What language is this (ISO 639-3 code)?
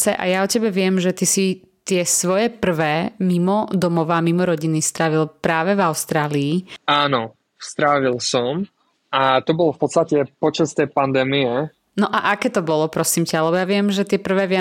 slk